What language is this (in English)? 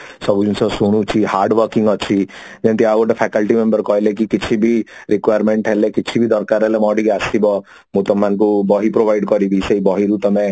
Odia